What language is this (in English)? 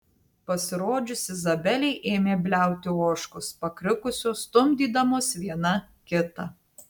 Lithuanian